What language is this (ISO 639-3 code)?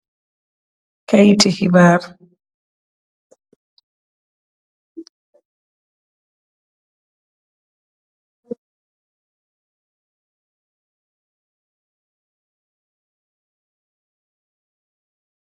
wol